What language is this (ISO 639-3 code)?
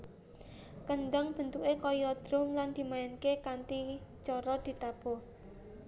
jav